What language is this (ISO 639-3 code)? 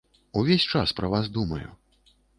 bel